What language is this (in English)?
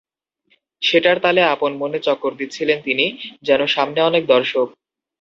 Bangla